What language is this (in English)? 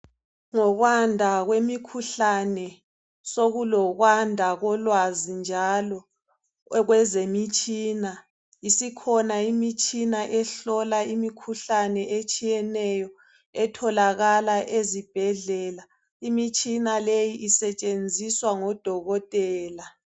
North Ndebele